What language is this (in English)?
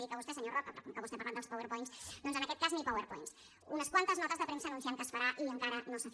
Catalan